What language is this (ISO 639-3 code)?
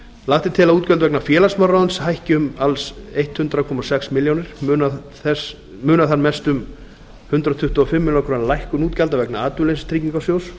isl